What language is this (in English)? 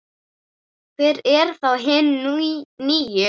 Icelandic